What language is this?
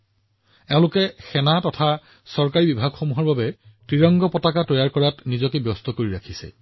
Assamese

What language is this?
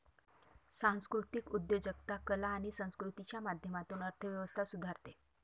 Marathi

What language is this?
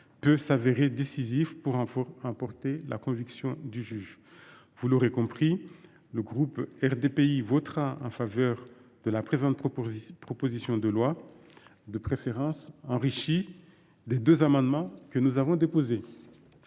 French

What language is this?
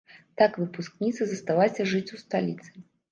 Belarusian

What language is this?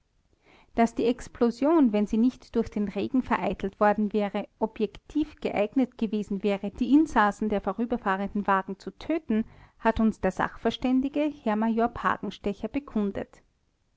German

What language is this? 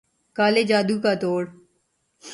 Urdu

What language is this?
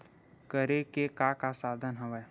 Chhattisgarhi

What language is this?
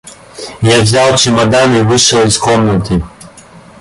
Russian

